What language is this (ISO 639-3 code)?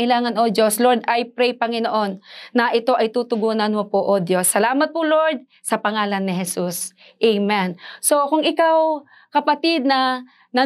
fil